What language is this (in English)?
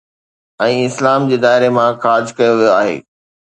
Sindhi